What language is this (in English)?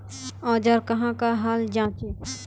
Magahi